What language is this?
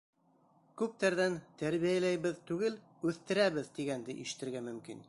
Bashkir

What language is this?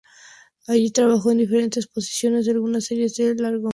Spanish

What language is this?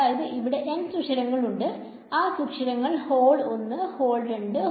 Malayalam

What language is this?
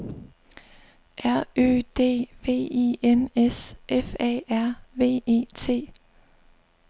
Danish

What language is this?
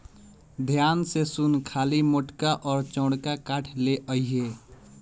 Bhojpuri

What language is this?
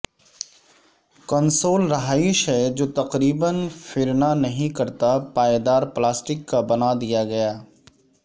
Urdu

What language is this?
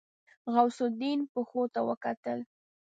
Pashto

